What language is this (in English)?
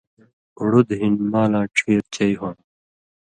Indus Kohistani